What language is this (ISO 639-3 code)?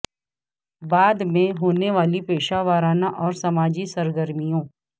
urd